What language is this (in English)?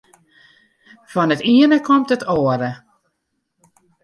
Western Frisian